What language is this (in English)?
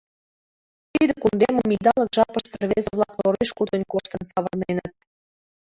Mari